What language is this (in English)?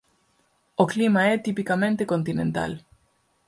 Galician